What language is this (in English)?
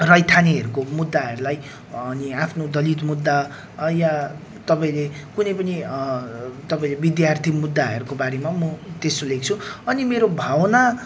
Nepali